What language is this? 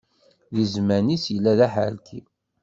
Kabyle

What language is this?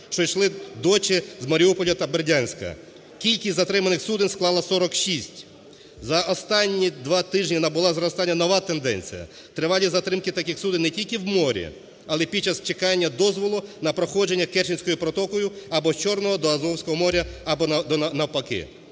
Ukrainian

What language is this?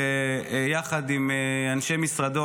Hebrew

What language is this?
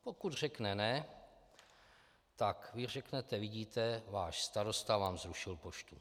Czech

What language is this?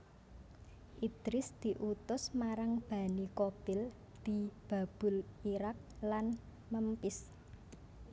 Javanese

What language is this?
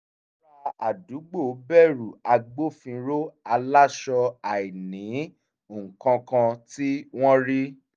Yoruba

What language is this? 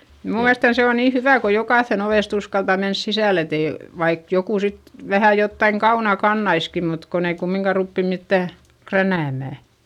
Finnish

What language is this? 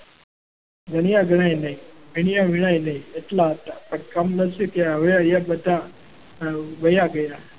Gujarati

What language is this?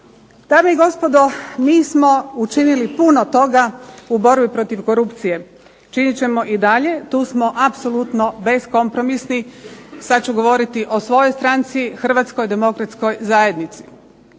Croatian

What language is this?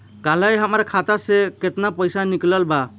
Bhojpuri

